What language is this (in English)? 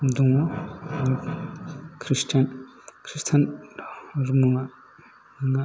Bodo